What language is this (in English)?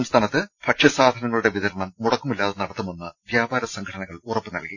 Malayalam